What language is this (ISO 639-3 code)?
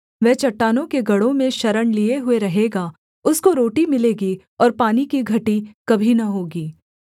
hin